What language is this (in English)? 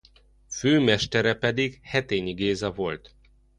Hungarian